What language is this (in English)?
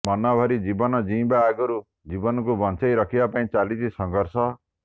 Odia